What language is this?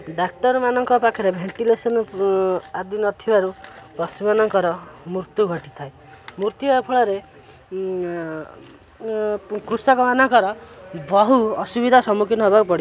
Odia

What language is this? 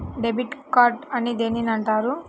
Telugu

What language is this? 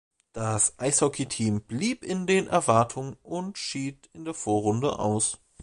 German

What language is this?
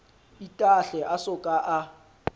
Southern Sotho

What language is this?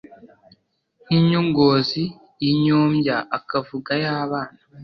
Kinyarwanda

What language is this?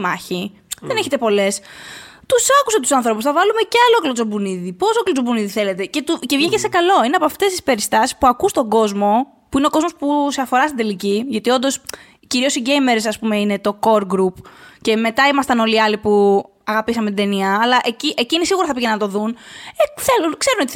Greek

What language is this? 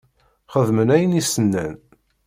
Kabyle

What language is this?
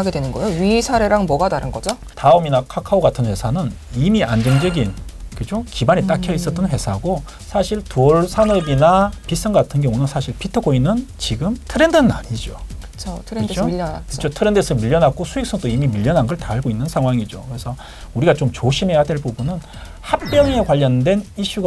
Korean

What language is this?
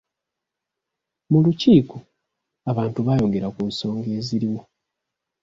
Ganda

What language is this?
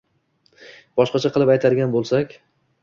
Uzbek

